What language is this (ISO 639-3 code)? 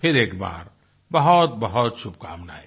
hin